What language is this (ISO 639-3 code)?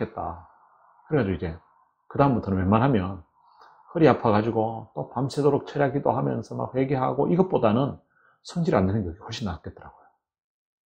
kor